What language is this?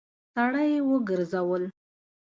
Pashto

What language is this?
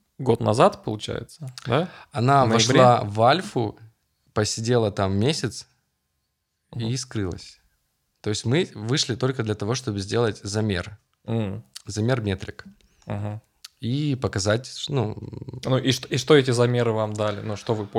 Russian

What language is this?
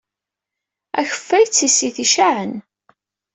Kabyle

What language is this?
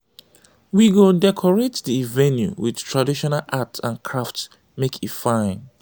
Nigerian Pidgin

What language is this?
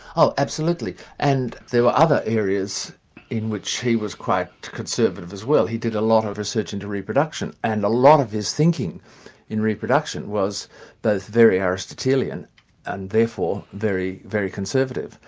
English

